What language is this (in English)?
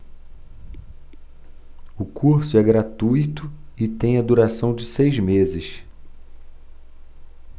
Portuguese